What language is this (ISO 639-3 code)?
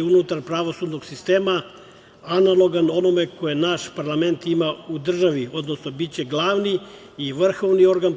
srp